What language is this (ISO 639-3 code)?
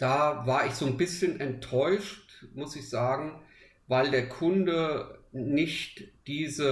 deu